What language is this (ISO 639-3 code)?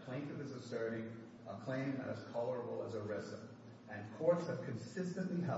eng